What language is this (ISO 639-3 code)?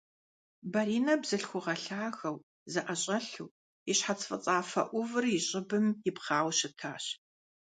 kbd